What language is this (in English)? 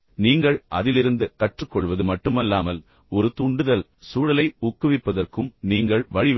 Tamil